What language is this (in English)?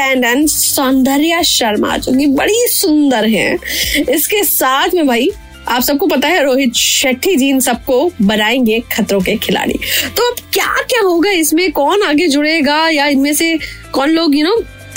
Hindi